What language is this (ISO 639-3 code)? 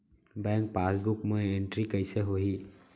hne